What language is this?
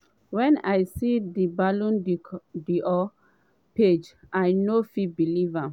Nigerian Pidgin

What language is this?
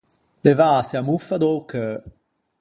Ligurian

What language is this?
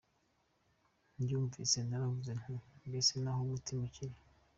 Kinyarwanda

